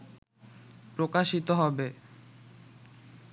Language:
Bangla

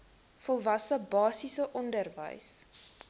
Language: Afrikaans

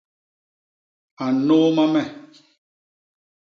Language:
Basaa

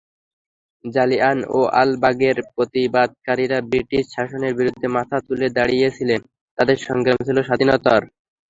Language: Bangla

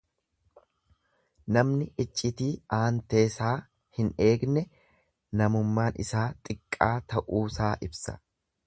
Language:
Oromo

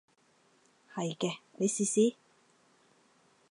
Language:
Cantonese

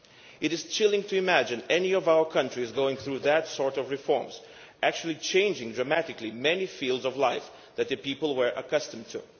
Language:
English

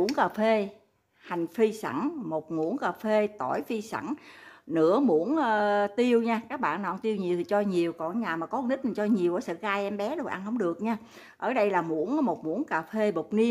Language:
Vietnamese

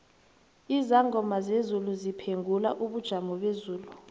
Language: South Ndebele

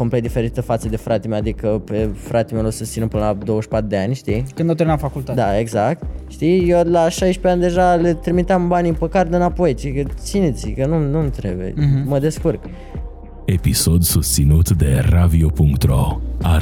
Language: Romanian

